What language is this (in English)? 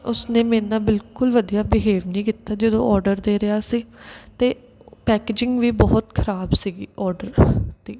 Punjabi